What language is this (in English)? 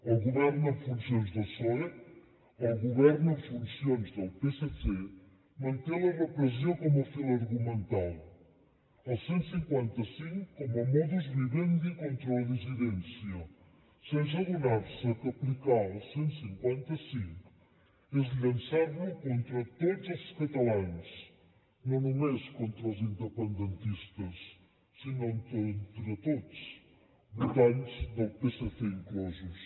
Catalan